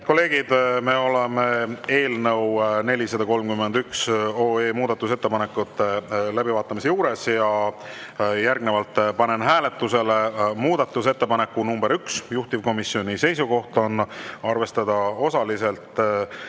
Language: Estonian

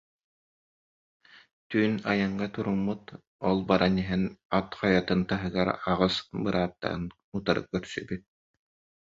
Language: Yakut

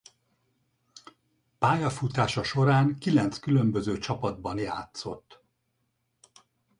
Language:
Hungarian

